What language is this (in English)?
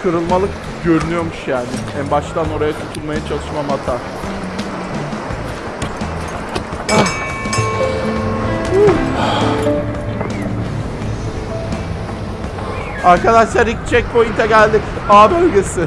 Turkish